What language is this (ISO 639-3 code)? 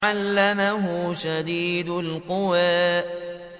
ara